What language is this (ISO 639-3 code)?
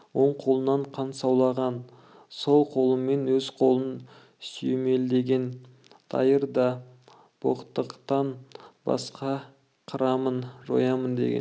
kaz